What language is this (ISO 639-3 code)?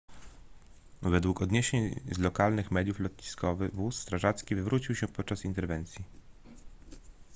pol